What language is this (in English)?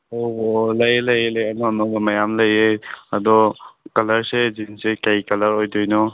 Manipuri